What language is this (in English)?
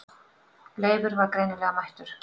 Icelandic